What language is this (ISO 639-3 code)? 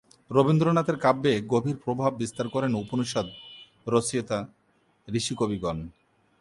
ben